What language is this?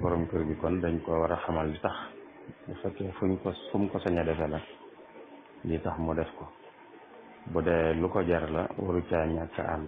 Arabic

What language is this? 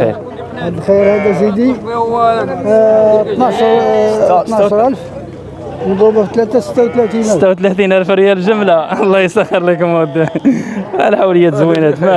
Arabic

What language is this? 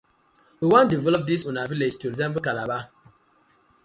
Nigerian Pidgin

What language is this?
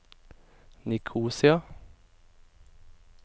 Norwegian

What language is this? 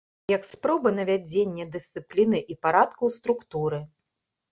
Belarusian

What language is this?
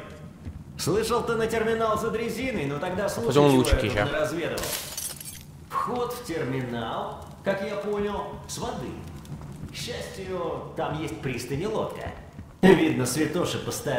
Portuguese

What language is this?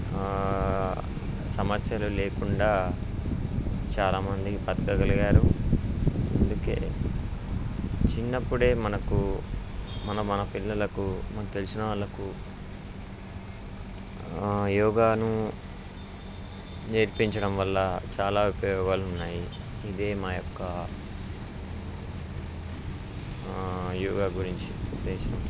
Telugu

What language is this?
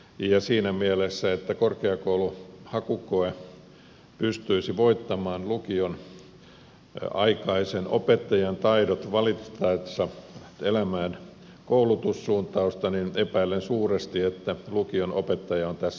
Finnish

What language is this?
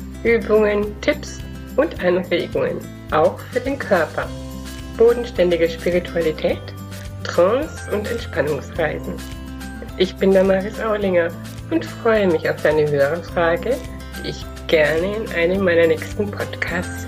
German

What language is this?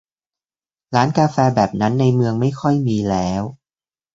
Thai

